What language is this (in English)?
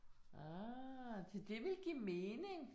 Danish